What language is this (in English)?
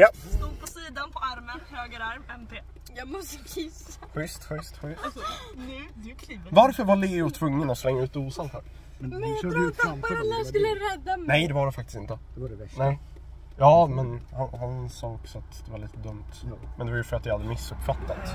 Swedish